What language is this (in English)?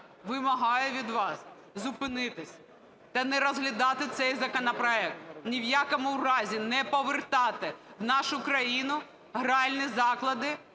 Ukrainian